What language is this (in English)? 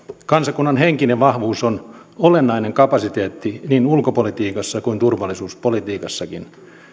Finnish